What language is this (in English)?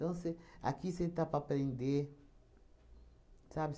Portuguese